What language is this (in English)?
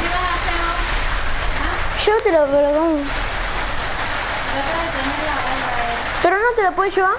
Spanish